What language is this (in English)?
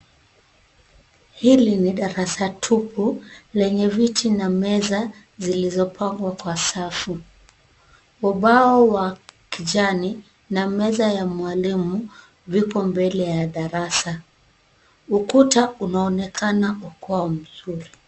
Swahili